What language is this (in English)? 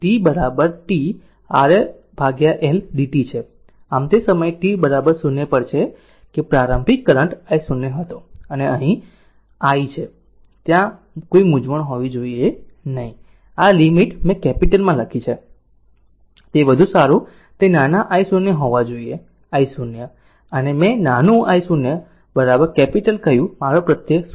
Gujarati